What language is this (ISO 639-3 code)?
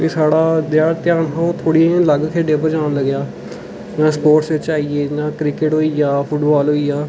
doi